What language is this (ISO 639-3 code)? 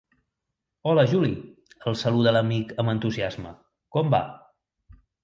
cat